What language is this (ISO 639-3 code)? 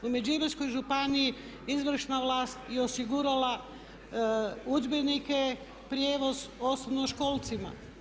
hrv